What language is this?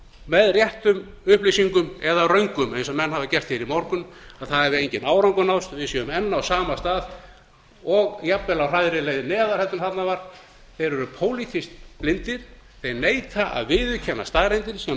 Icelandic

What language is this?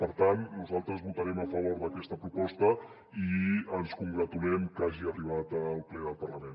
Catalan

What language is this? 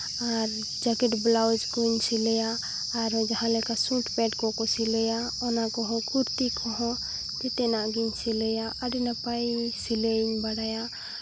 Santali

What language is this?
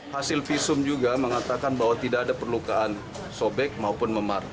Indonesian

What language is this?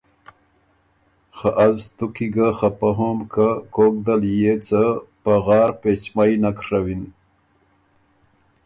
Ormuri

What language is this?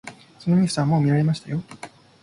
Japanese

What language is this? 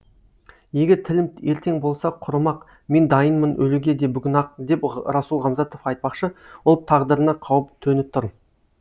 Kazakh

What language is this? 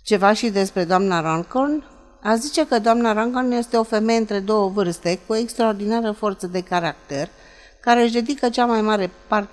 Romanian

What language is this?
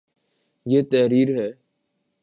Urdu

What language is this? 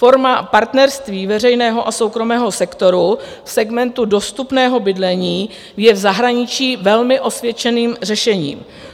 Czech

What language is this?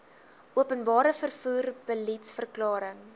Afrikaans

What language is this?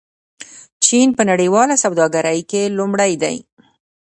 Pashto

